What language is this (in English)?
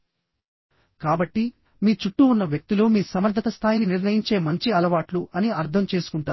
Telugu